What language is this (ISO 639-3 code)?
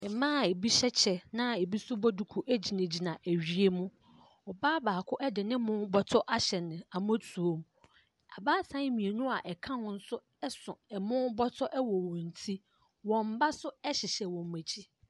aka